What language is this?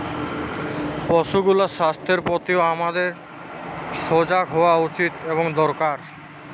Bangla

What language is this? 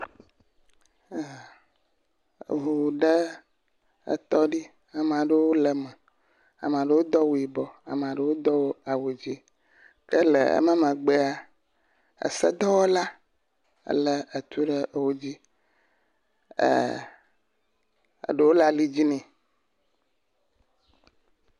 Ewe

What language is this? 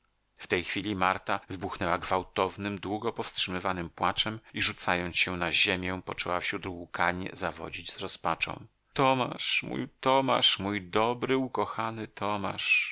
Polish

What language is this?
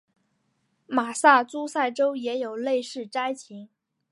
Chinese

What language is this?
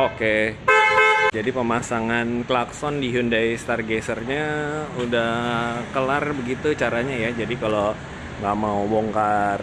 Indonesian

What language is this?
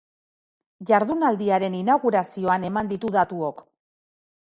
Basque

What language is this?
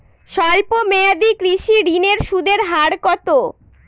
Bangla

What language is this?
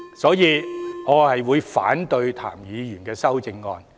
Cantonese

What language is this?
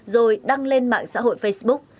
Vietnamese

